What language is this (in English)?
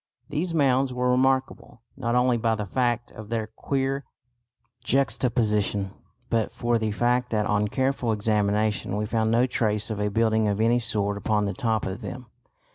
English